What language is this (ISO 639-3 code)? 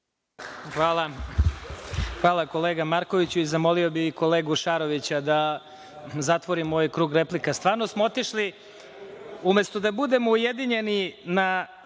srp